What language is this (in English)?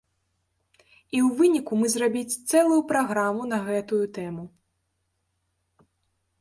Belarusian